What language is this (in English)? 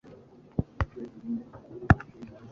Kinyarwanda